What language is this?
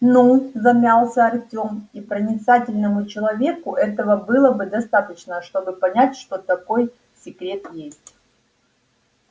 Russian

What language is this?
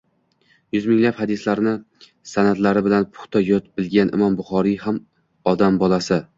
Uzbek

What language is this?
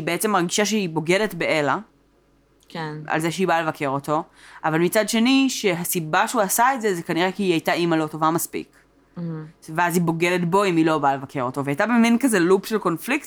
Hebrew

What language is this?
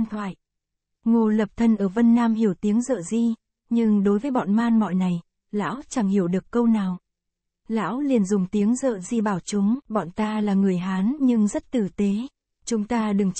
Vietnamese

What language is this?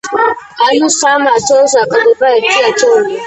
Georgian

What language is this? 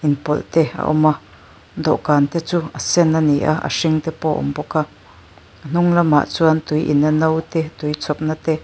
Mizo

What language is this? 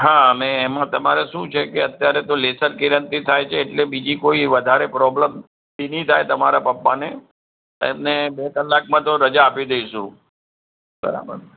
Gujarati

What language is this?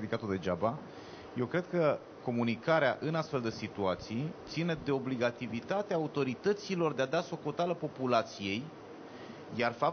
Romanian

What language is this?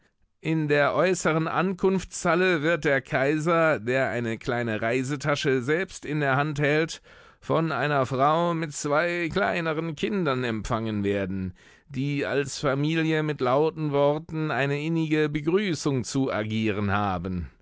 German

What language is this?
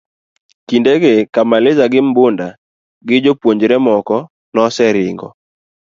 Luo (Kenya and Tanzania)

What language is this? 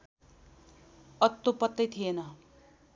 Nepali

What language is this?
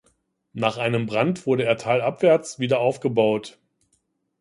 German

